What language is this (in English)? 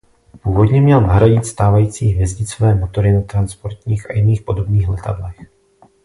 Czech